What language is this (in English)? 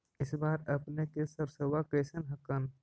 Magahi